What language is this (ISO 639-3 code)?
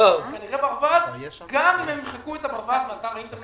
heb